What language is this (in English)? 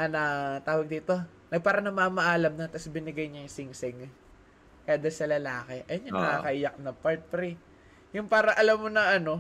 Filipino